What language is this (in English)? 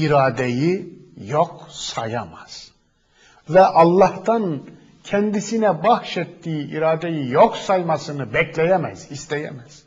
Turkish